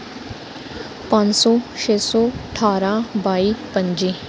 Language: Dogri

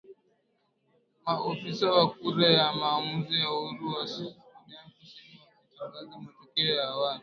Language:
Swahili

